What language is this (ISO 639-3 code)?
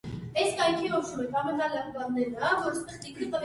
hye